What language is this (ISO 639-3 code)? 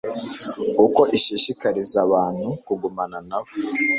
kin